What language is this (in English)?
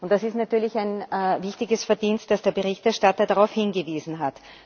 German